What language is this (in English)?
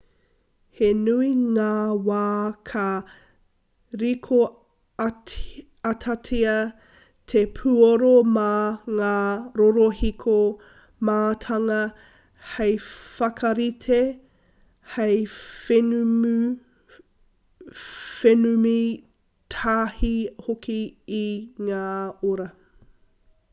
Māori